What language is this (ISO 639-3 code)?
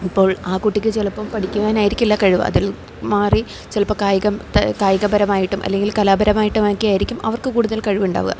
mal